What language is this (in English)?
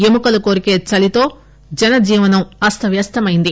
Telugu